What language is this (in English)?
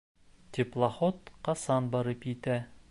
Bashkir